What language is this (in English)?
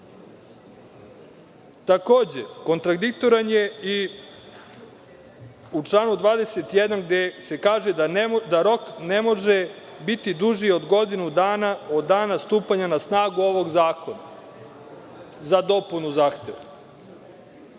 Serbian